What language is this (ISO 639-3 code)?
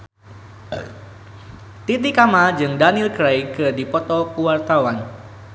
sun